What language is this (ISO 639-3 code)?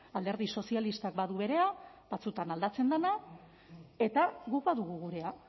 eus